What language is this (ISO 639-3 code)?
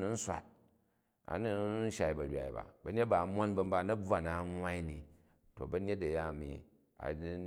kaj